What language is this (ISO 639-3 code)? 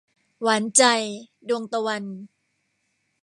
tha